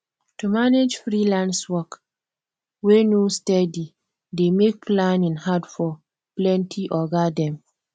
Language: Nigerian Pidgin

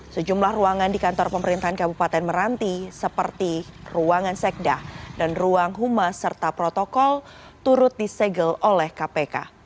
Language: Indonesian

